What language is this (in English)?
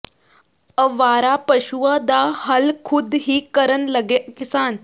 Punjabi